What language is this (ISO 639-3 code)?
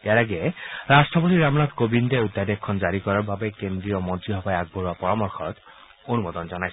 asm